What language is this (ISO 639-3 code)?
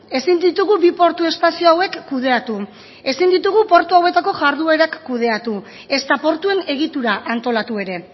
eus